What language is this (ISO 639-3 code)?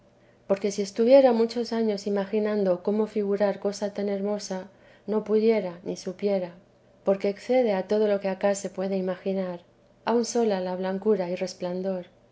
spa